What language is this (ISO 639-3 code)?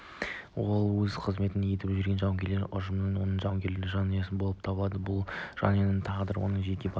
kaz